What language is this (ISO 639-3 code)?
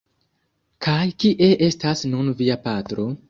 epo